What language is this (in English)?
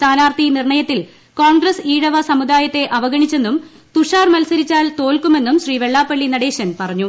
Malayalam